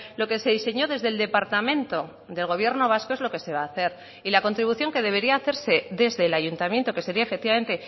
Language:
Spanish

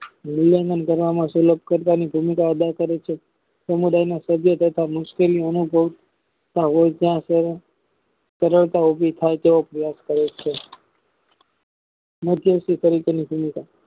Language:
Gujarati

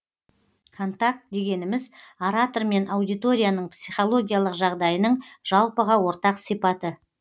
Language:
Kazakh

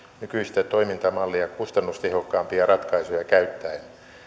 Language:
Finnish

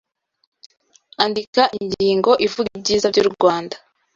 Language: Kinyarwanda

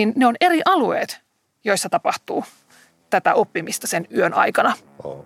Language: Finnish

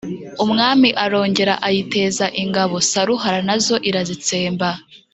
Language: Kinyarwanda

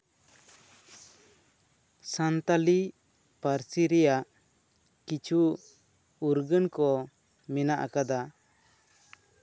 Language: Santali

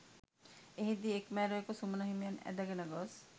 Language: Sinhala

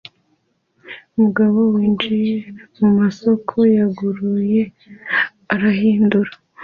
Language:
Kinyarwanda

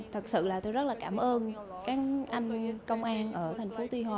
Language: Vietnamese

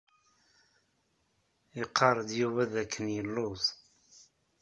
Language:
Kabyle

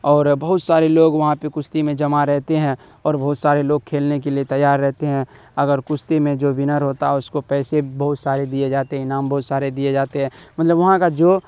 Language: Urdu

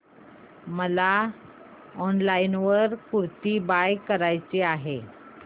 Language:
Marathi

